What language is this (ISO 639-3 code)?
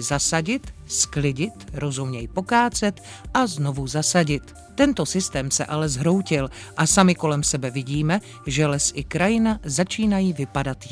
ces